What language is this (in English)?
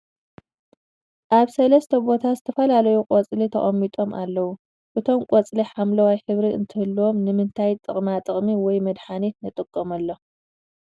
Tigrinya